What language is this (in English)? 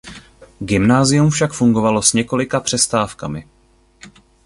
Czech